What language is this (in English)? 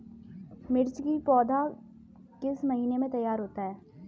Hindi